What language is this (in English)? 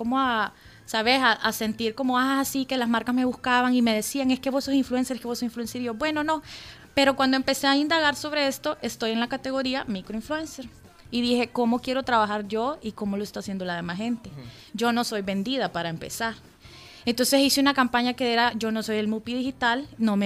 Spanish